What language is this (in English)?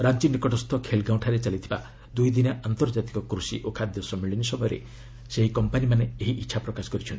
Odia